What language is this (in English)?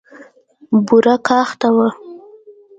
Pashto